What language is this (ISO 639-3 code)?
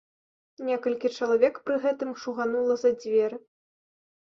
bel